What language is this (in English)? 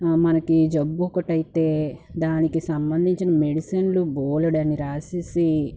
Telugu